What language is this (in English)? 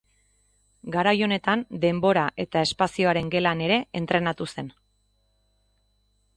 Basque